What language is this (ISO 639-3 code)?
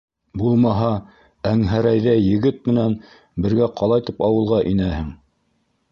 bak